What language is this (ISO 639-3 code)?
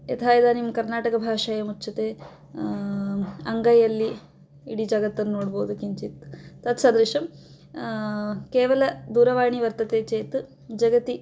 san